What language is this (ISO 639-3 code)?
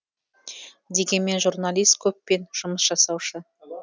kaz